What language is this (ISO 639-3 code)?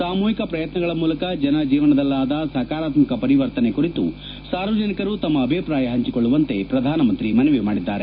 kan